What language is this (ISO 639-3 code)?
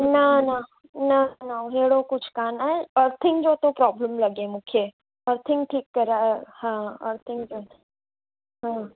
snd